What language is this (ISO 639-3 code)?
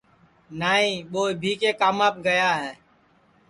ssi